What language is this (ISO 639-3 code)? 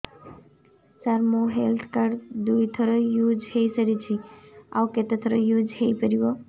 ori